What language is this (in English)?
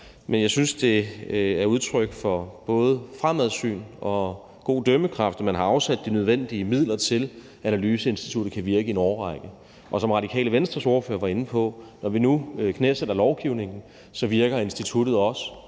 Danish